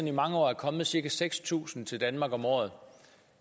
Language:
Danish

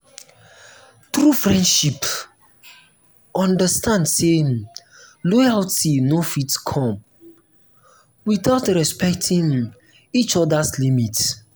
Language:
Nigerian Pidgin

